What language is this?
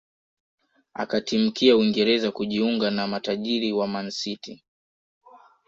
Swahili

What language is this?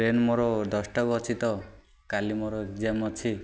Odia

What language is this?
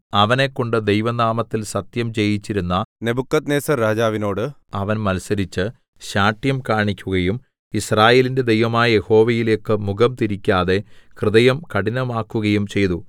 Malayalam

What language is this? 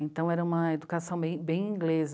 Portuguese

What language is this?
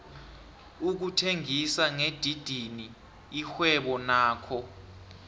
South Ndebele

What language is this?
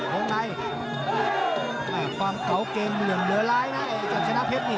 Thai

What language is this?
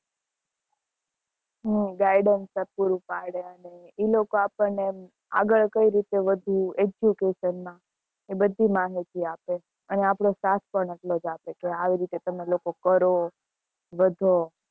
Gujarati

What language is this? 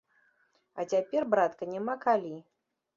Belarusian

